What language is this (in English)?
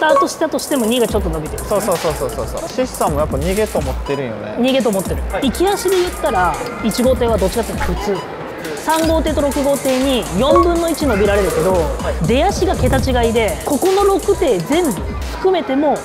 Japanese